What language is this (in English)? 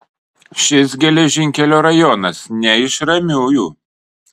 Lithuanian